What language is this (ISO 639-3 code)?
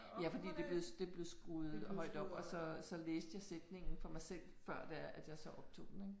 dan